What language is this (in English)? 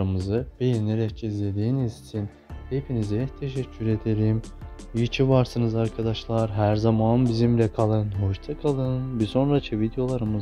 Turkish